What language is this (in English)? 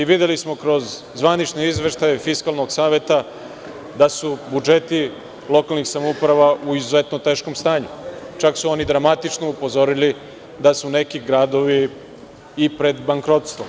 Serbian